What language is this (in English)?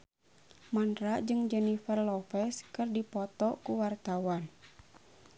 Sundanese